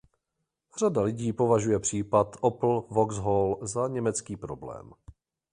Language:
Czech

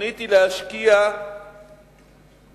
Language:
Hebrew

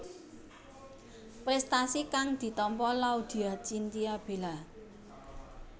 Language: Javanese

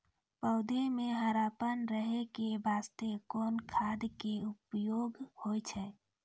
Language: Maithili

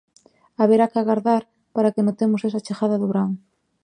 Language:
Galician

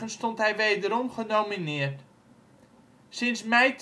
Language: Dutch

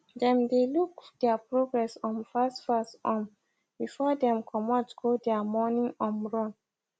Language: Nigerian Pidgin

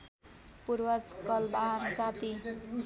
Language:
Nepali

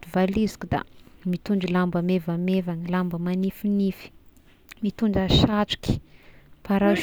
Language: Tesaka Malagasy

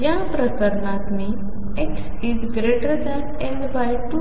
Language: Marathi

